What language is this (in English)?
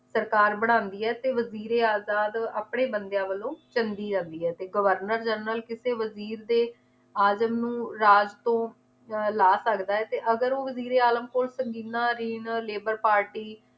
Punjabi